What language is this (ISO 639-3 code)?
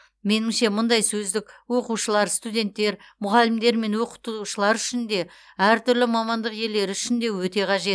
kaz